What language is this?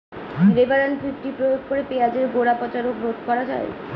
Bangla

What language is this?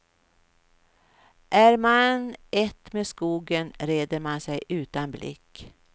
Swedish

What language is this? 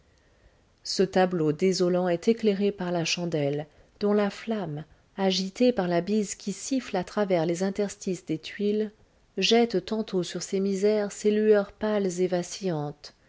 French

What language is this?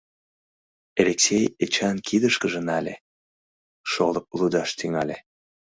Mari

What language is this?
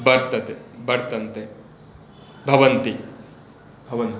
Sanskrit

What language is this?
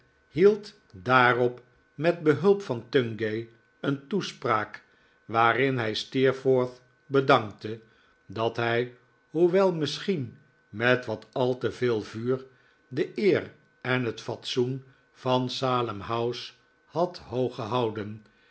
Dutch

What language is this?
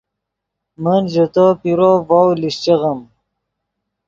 Yidgha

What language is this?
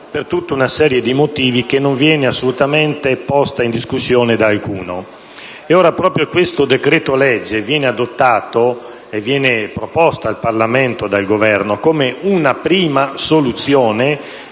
Italian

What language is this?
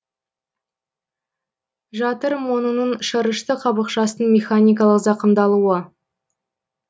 Kazakh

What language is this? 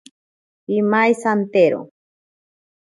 Ashéninka Perené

